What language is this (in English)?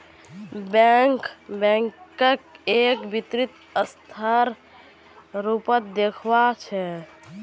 Magahi